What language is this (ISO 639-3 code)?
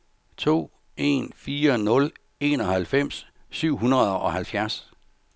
dan